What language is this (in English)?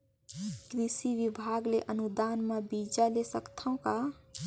Chhattisgarhi